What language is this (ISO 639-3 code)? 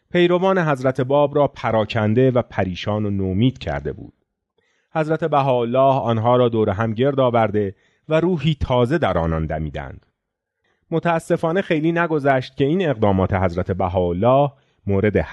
fas